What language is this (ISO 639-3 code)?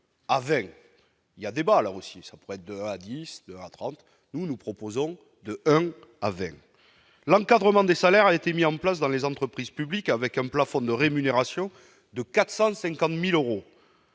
fra